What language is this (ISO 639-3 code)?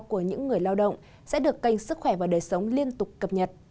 vie